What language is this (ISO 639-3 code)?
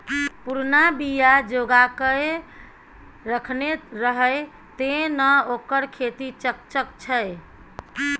mai